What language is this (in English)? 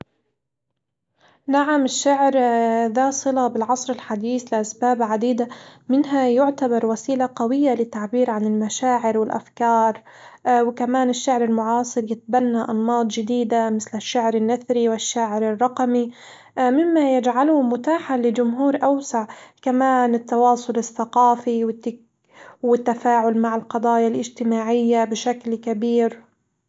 Hijazi Arabic